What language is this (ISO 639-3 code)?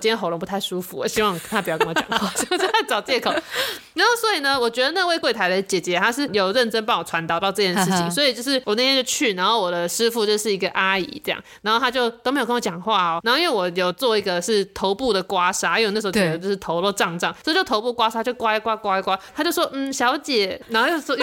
zho